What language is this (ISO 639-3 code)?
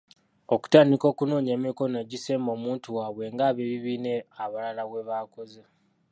lug